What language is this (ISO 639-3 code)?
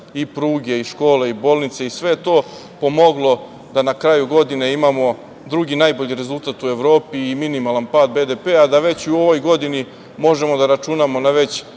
srp